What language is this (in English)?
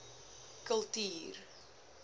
Afrikaans